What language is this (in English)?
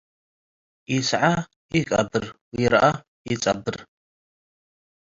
Tigre